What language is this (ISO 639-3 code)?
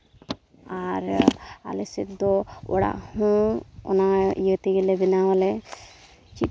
sat